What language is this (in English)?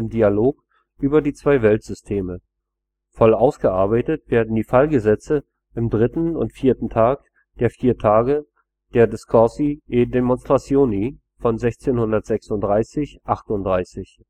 German